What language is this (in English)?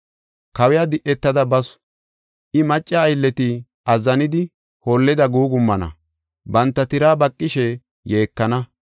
Gofa